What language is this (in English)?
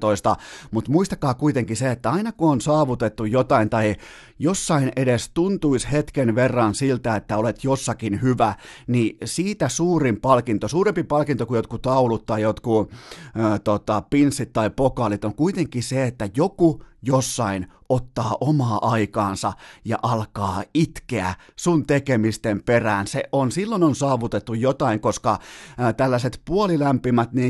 Finnish